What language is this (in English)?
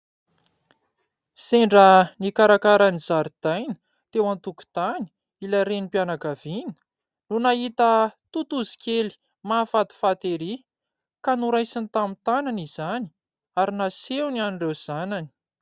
Malagasy